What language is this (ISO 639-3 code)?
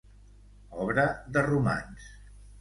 cat